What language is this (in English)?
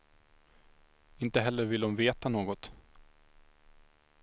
Swedish